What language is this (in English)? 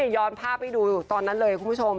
Thai